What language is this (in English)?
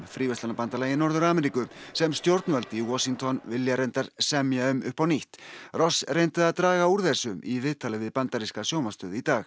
Icelandic